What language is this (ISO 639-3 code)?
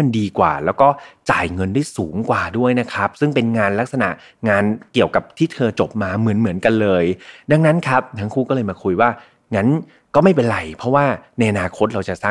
tha